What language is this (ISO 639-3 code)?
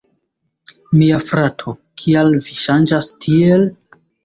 epo